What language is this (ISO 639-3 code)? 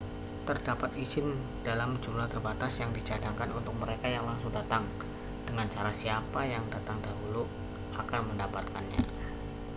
ind